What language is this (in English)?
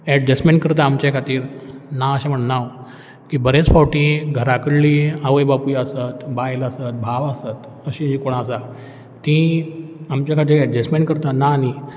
Konkani